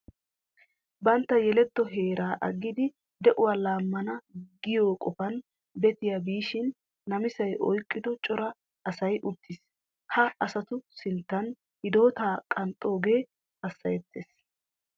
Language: Wolaytta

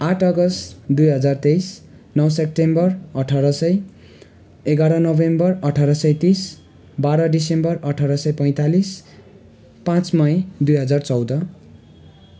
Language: Nepali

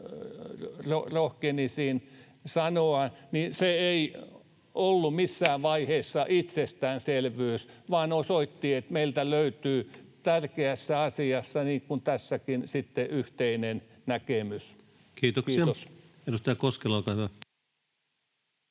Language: Finnish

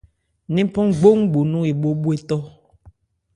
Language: Ebrié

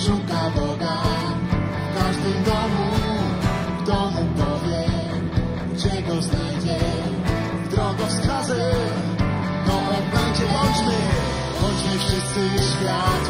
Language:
Polish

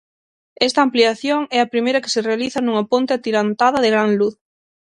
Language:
Galician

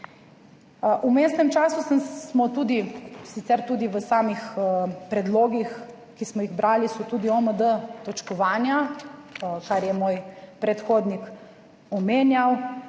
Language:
Slovenian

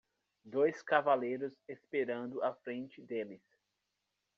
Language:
Portuguese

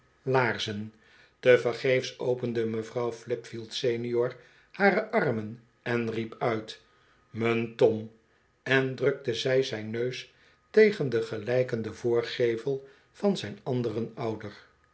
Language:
Dutch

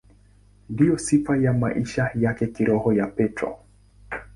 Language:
Swahili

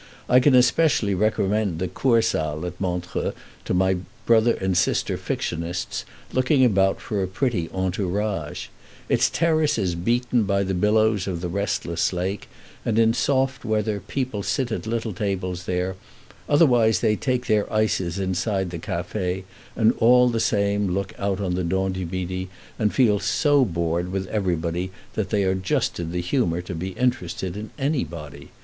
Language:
English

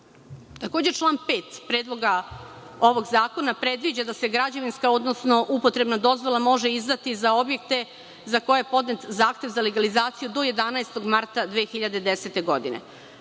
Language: Serbian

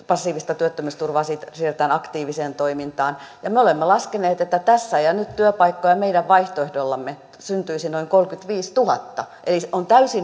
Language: Finnish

